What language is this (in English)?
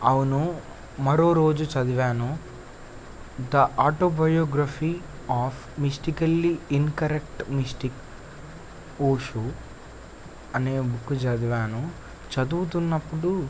Telugu